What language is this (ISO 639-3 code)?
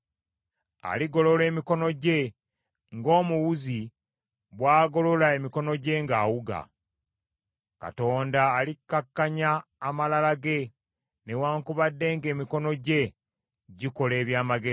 lug